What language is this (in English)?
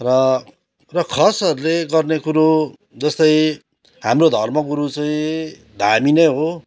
Nepali